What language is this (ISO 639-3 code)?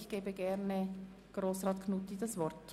gsw